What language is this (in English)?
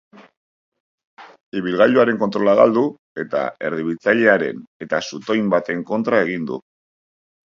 Basque